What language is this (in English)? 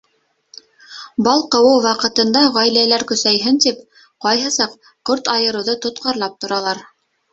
Bashkir